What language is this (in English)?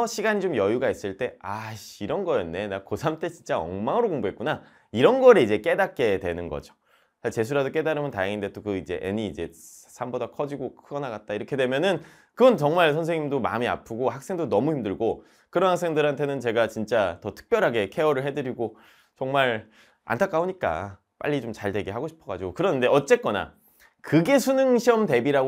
Korean